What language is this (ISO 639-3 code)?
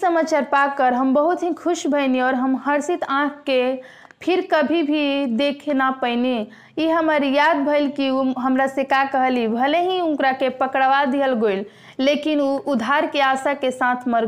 hin